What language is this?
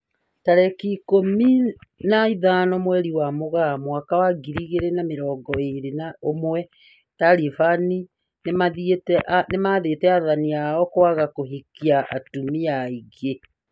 Kikuyu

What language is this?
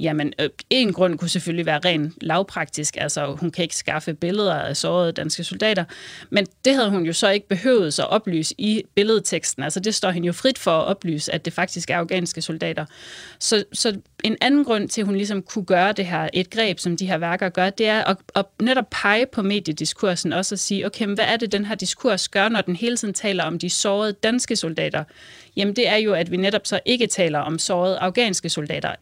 Danish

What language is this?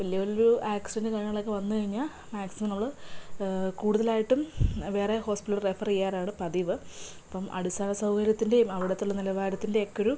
Malayalam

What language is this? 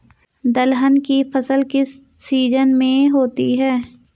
Hindi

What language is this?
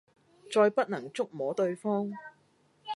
Cantonese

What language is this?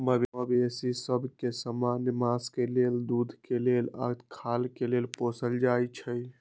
Magahi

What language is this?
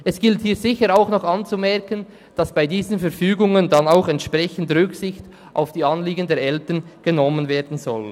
Swiss German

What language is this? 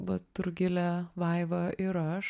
Lithuanian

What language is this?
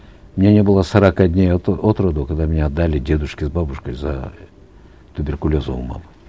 Kazakh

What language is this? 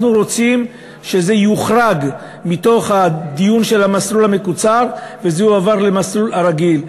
Hebrew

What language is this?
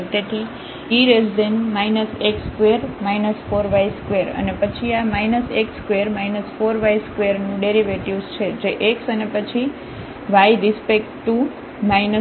Gujarati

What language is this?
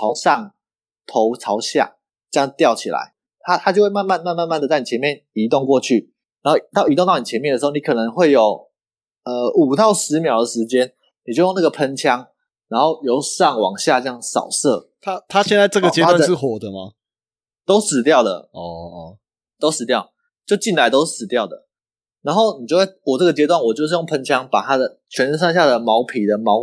Chinese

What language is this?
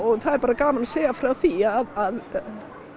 Icelandic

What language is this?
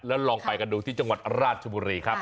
Thai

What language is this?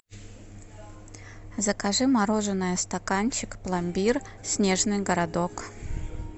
Russian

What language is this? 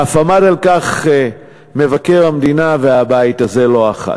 Hebrew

